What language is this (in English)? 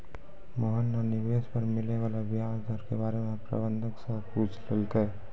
Maithili